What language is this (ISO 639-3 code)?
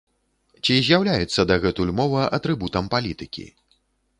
bel